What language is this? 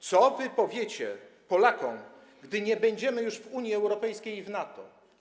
Polish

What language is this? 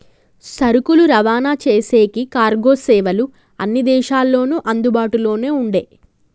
Telugu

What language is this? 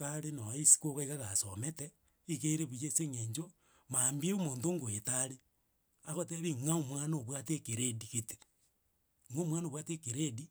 Gusii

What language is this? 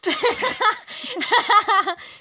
Dogri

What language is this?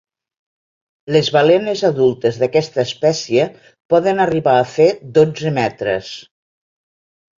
Catalan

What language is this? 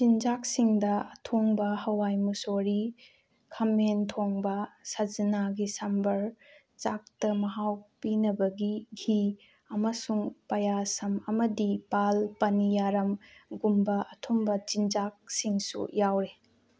Manipuri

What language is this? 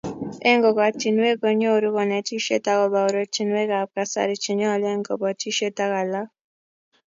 Kalenjin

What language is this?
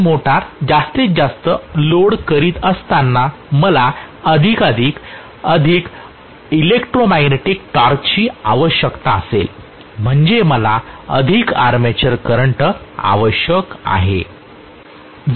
Marathi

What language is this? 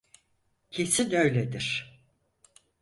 Turkish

